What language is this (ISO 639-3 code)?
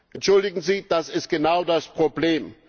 deu